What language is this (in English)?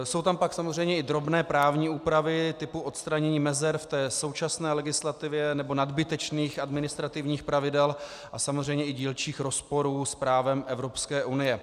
Czech